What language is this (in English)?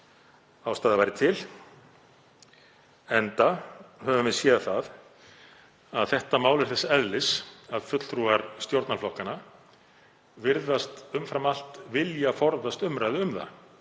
Icelandic